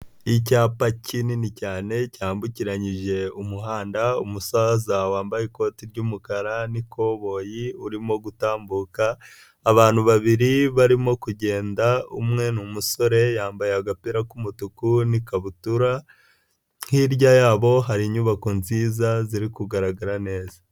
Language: Kinyarwanda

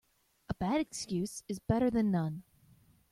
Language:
English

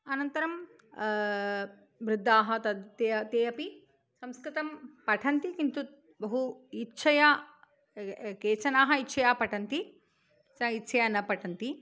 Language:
Sanskrit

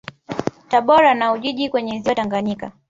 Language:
Swahili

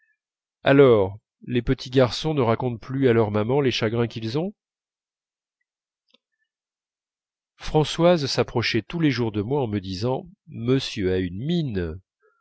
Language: French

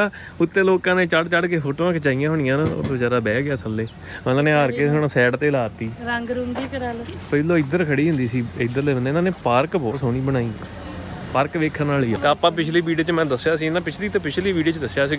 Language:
Punjabi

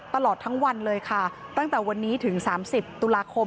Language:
Thai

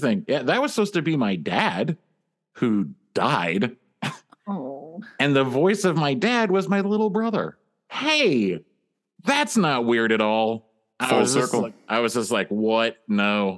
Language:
English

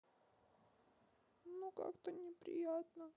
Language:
Russian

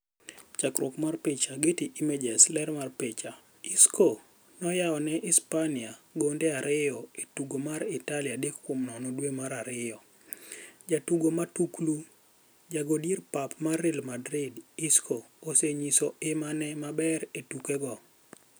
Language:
Luo (Kenya and Tanzania)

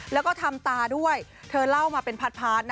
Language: Thai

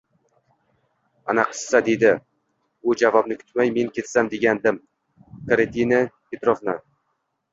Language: Uzbek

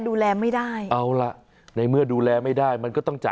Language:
Thai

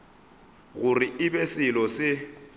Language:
Northern Sotho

